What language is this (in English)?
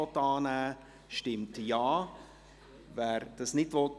Swiss German